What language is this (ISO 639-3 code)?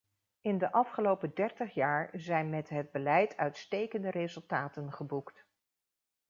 nld